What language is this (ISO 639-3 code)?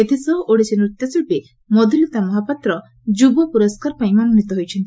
ori